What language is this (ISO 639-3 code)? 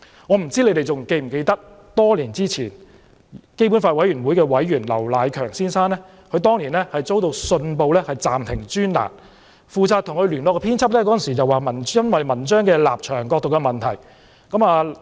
yue